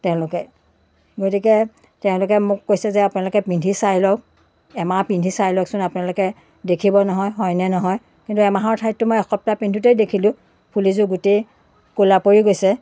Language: Assamese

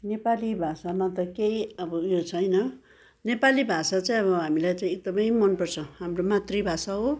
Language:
Nepali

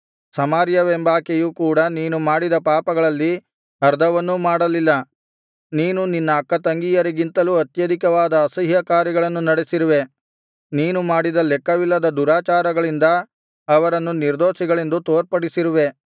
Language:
Kannada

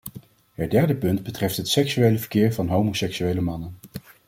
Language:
Dutch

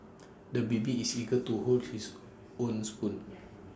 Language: English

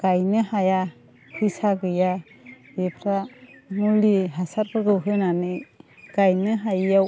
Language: Bodo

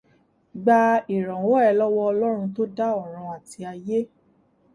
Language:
Yoruba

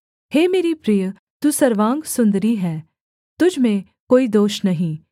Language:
Hindi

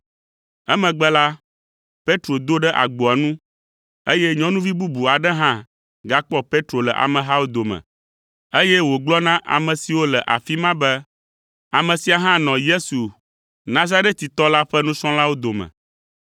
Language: Ewe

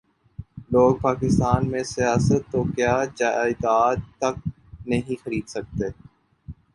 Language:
Urdu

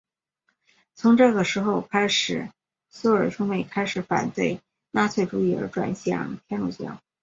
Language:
Chinese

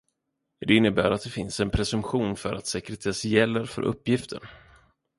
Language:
Swedish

